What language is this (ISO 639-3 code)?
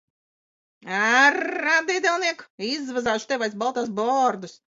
lav